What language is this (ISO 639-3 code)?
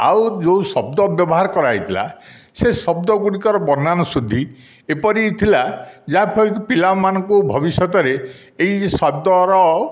ori